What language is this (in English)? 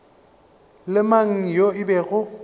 Northern Sotho